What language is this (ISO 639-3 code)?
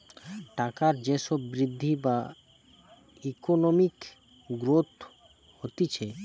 ben